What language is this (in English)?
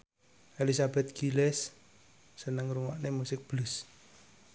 Javanese